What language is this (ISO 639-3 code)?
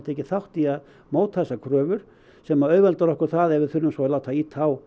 isl